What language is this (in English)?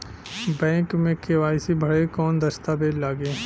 Bhojpuri